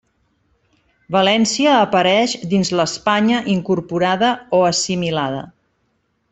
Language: Catalan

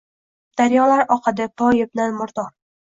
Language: Uzbek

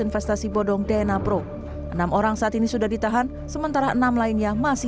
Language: Indonesian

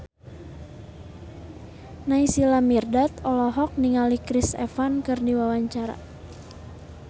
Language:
Sundanese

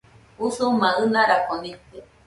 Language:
Nüpode Huitoto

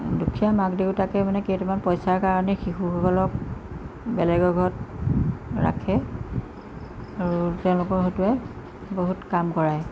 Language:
Assamese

